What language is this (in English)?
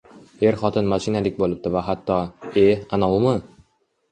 Uzbek